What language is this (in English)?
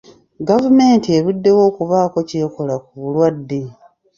Ganda